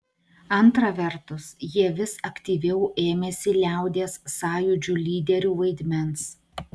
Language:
Lithuanian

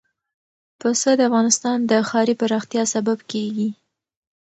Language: Pashto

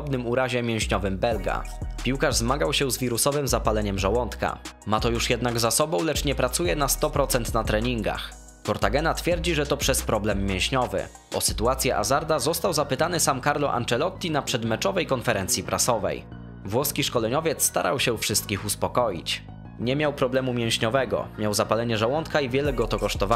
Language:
Polish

